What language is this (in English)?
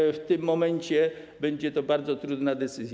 Polish